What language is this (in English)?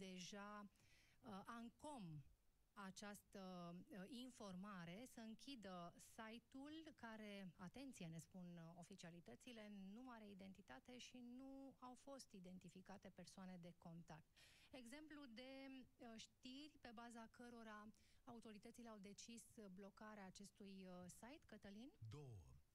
Romanian